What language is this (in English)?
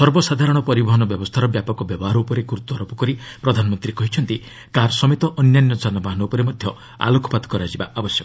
Odia